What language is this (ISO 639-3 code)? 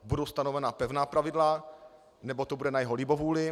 ces